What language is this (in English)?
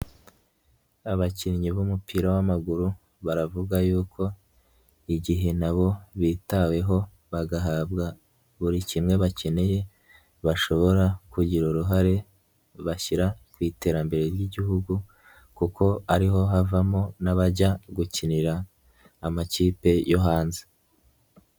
Kinyarwanda